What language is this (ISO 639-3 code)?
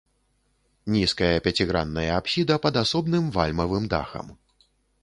bel